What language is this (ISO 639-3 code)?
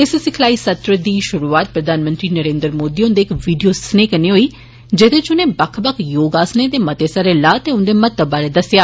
doi